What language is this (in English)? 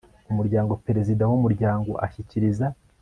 Kinyarwanda